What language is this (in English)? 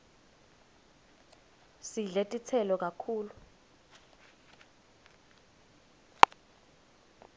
Swati